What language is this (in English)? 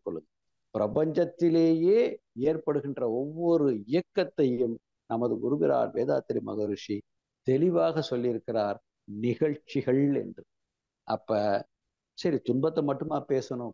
Tamil